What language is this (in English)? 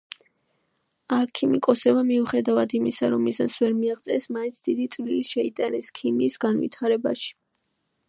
Georgian